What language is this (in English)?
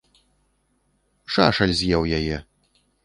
Belarusian